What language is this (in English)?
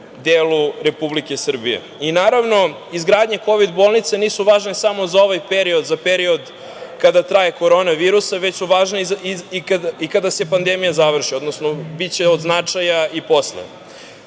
Serbian